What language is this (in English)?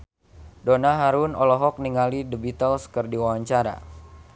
Sundanese